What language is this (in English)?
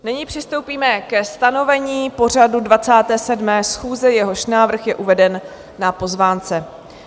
Czech